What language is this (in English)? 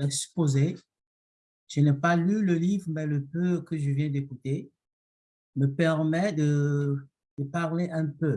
French